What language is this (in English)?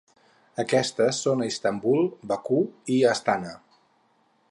Catalan